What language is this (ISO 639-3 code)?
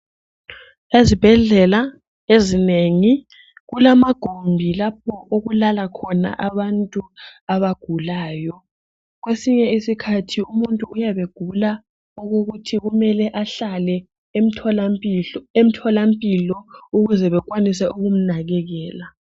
nde